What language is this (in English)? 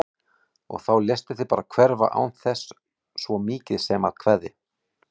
Icelandic